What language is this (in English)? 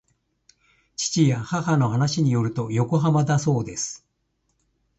Japanese